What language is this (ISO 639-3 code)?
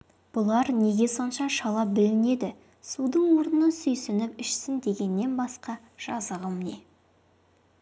kaz